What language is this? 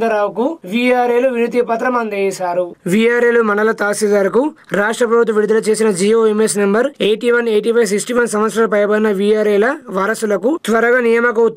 Telugu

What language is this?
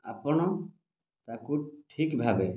Odia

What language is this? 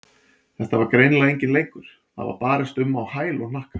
Icelandic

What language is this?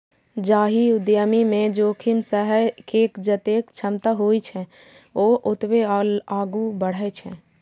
Maithili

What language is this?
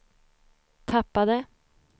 Swedish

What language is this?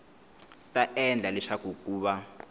Tsonga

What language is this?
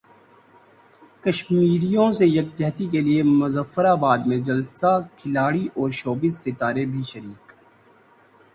Urdu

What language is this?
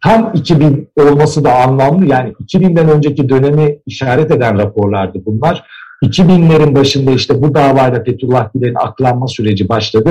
Turkish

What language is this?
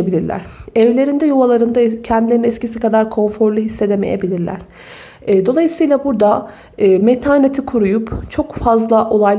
Turkish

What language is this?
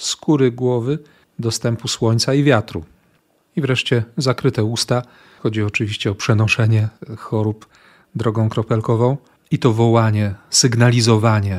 Polish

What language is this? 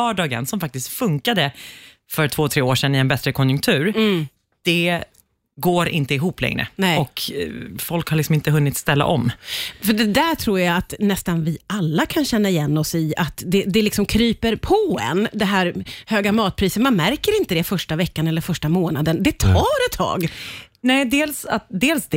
Swedish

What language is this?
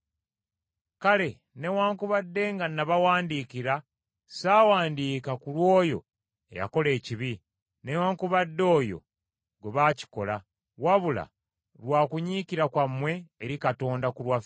Ganda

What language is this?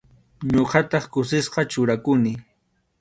Arequipa-La Unión Quechua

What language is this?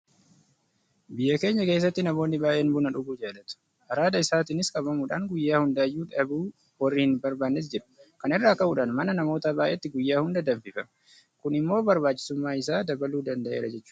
Oromo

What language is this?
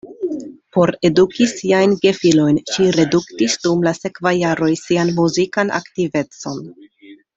Esperanto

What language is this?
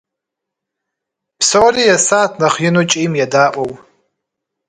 Kabardian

